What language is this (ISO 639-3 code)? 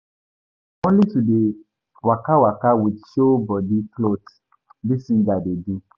pcm